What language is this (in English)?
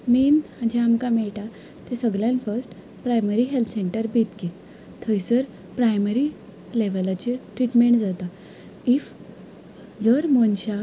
Konkani